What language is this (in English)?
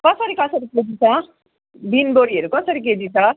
Nepali